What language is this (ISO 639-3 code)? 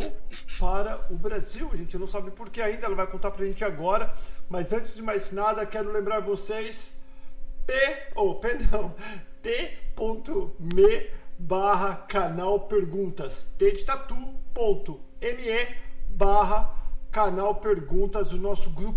por